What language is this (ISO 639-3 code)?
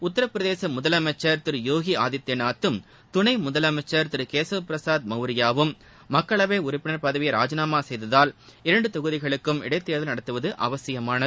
tam